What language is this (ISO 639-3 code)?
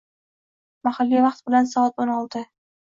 uzb